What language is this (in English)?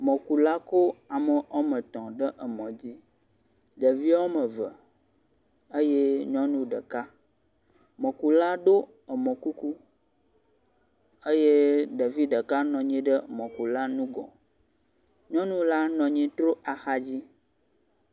Ewe